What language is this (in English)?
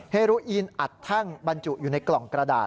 Thai